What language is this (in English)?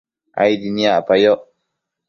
Matsés